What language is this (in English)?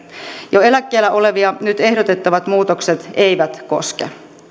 Finnish